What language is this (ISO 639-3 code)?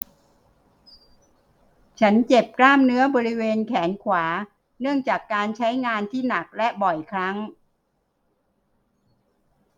tha